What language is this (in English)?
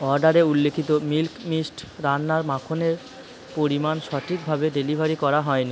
Bangla